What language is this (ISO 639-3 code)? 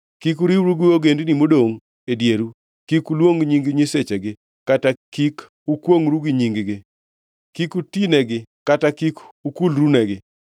luo